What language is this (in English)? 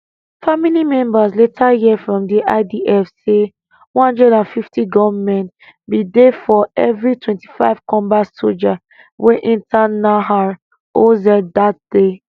Nigerian Pidgin